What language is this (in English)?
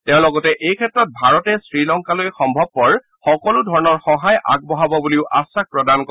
Assamese